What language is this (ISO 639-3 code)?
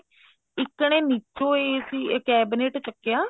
pan